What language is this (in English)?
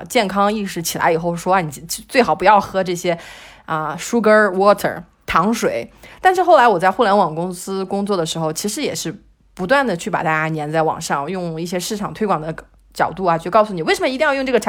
Chinese